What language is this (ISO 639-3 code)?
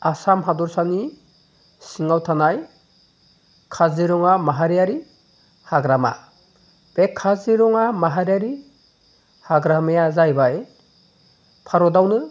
brx